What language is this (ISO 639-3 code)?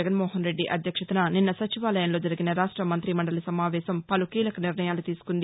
tel